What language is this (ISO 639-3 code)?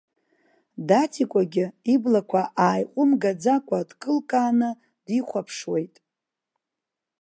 abk